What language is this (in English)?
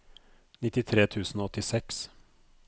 Norwegian